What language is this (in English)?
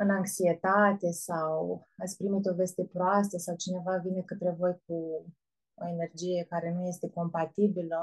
Romanian